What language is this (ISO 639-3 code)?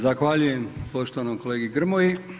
hrv